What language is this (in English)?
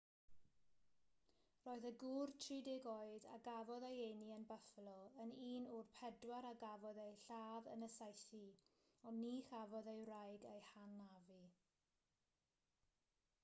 Welsh